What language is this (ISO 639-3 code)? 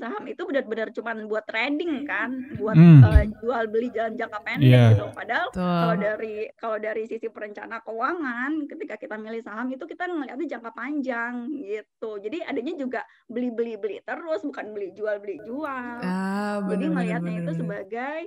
ind